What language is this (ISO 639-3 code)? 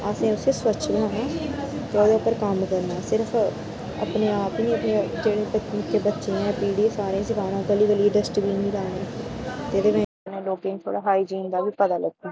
doi